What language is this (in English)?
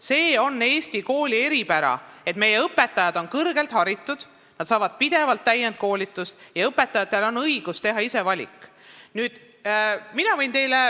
Estonian